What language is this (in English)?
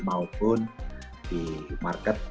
Indonesian